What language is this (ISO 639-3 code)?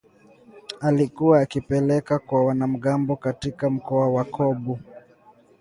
swa